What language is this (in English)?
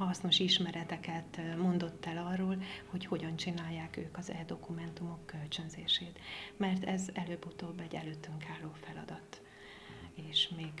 Hungarian